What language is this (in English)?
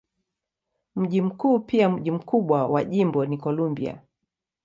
Swahili